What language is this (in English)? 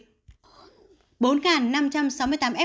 Vietnamese